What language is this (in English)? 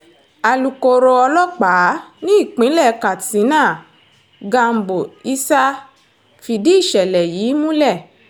Yoruba